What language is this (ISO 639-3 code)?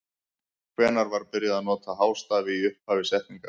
isl